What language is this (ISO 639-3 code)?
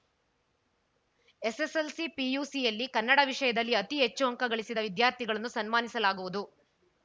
kan